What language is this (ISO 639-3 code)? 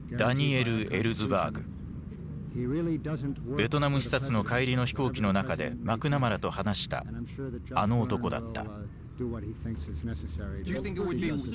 jpn